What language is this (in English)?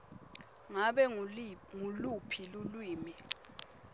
Swati